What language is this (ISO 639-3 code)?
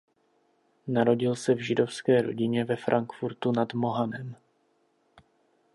ces